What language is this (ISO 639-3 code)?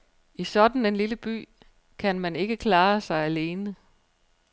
dan